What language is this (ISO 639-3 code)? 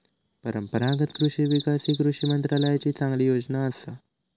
mar